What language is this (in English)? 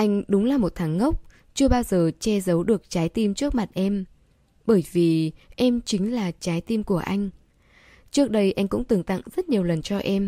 Vietnamese